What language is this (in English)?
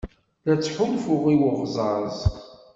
Kabyle